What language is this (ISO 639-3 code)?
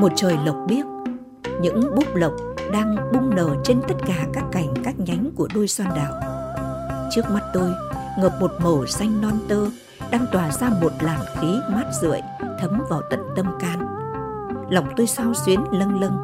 vie